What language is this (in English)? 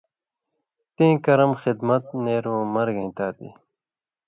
Indus Kohistani